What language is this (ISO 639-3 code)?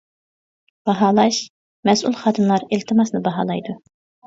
uig